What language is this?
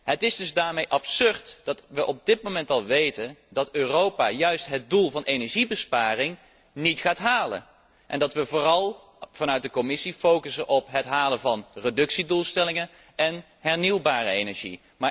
Dutch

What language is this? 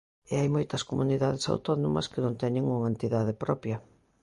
Galician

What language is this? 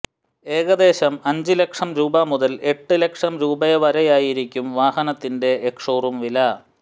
Malayalam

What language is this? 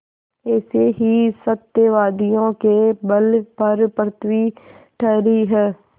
Hindi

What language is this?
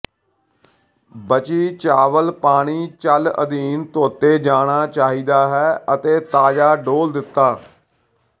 Punjabi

